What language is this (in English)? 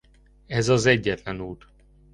Hungarian